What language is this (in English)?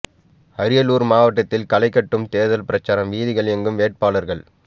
Tamil